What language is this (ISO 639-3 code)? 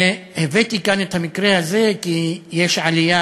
heb